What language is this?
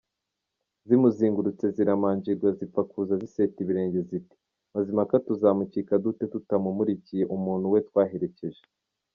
Kinyarwanda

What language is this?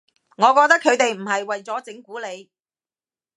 Cantonese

